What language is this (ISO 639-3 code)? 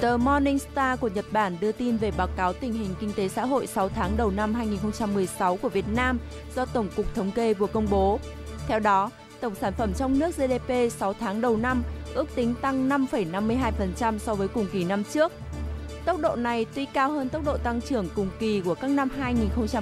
vie